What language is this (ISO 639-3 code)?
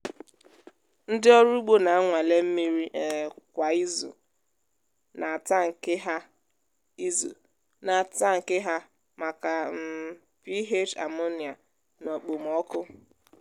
ibo